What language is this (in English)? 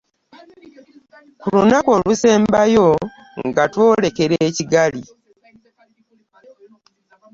Ganda